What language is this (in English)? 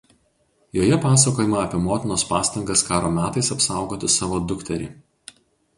Lithuanian